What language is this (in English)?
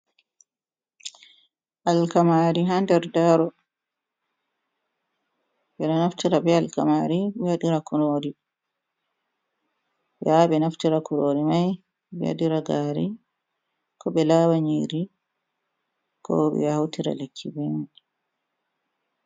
Fula